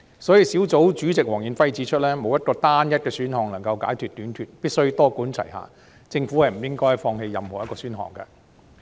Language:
Cantonese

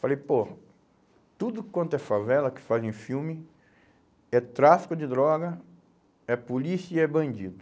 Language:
Portuguese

